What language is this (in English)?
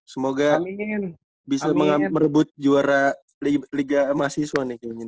Indonesian